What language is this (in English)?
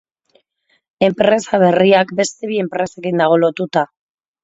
Basque